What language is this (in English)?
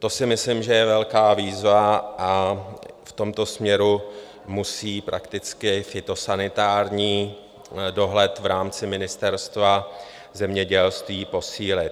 Czech